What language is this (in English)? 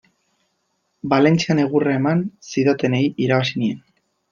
Basque